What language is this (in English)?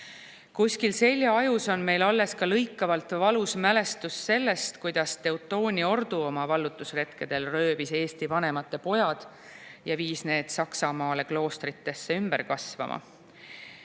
Estonian